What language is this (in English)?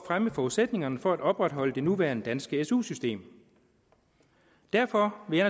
Danish